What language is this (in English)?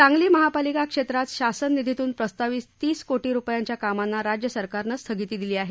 Marathi